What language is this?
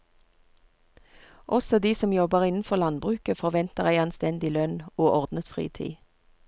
Norwegian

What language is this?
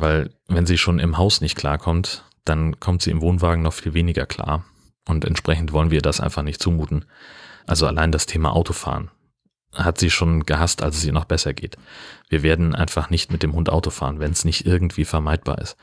German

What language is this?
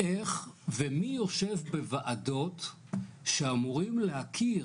Hebrew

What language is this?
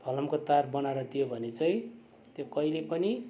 Nepali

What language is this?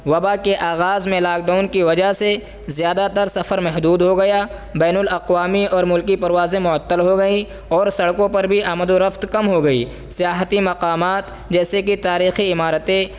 Urdu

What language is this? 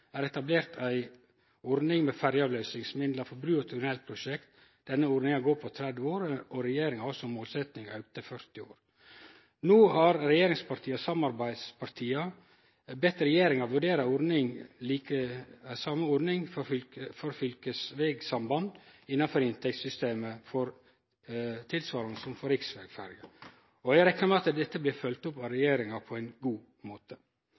Norwegian Nynorsk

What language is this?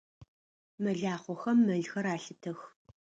Adyghe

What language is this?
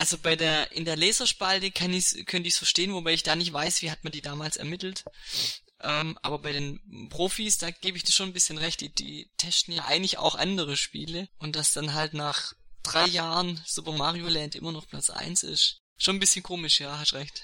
German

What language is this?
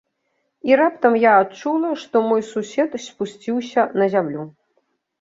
Belarusian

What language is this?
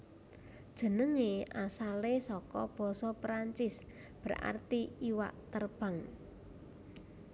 Javanese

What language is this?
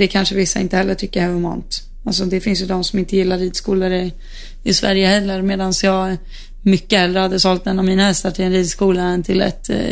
Swedish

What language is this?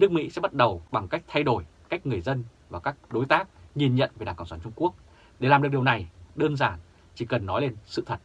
Vietnamese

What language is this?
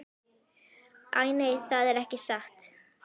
Icelandic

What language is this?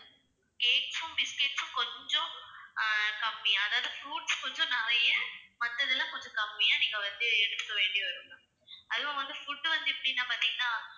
Tamil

